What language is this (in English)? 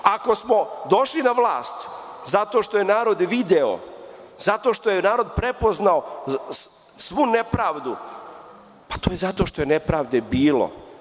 Serbian